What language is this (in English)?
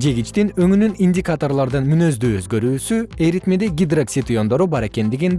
Kyrgyz